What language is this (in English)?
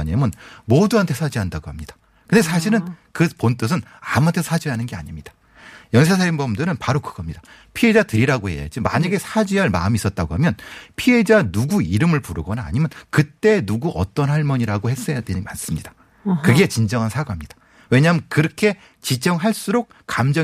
Korean